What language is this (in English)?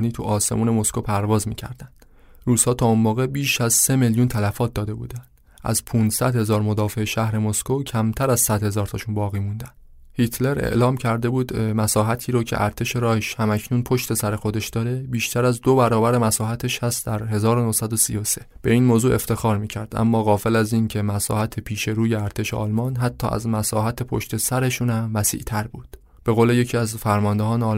Persian